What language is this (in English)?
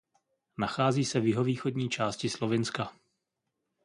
Czech